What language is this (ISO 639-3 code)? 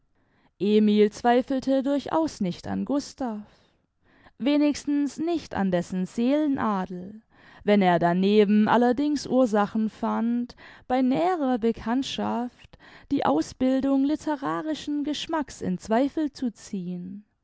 deu